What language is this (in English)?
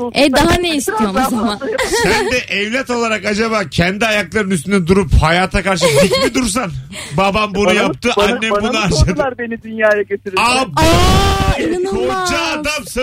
Turkish